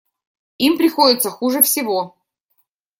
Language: Russian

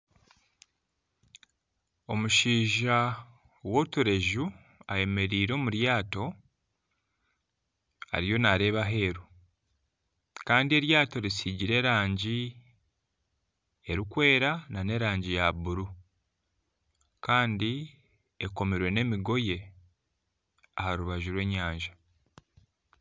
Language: Nyankole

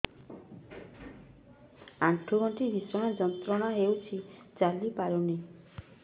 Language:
Odia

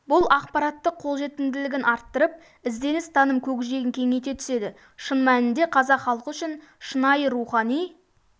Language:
Kazakh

